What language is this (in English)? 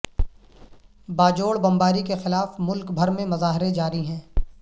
Urdu